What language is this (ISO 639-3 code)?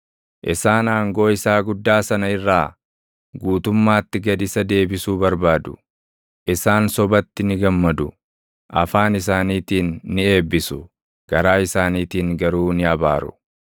orm